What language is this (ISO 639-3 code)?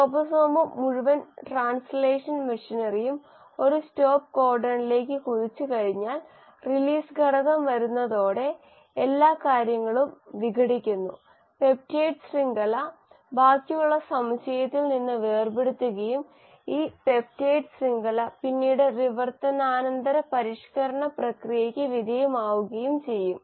mal